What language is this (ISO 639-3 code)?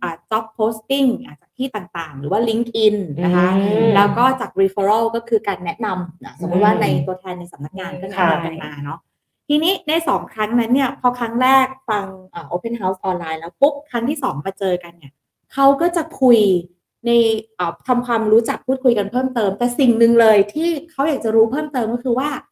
tha